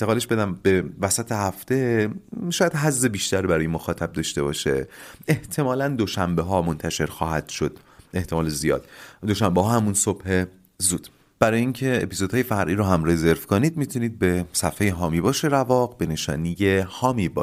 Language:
Persian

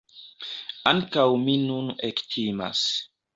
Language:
Esperanto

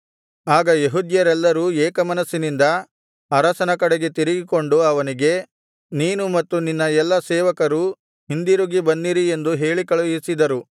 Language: Kannada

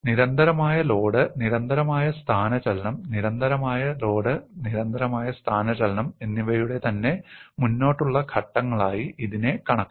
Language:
Malayalam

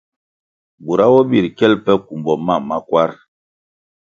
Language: Kwasio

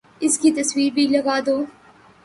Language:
Urdu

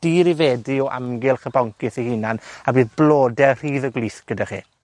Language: Welsh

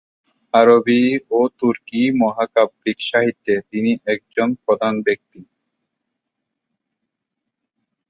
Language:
Bangla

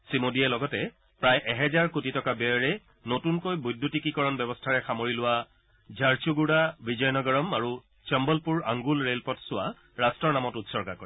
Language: Assamese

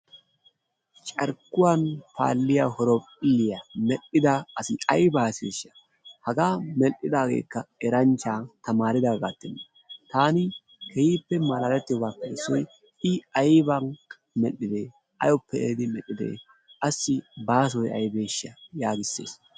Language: Wolaytta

